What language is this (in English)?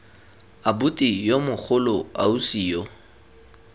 Tswana